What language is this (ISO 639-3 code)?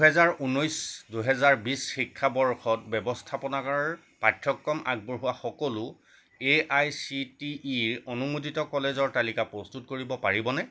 asm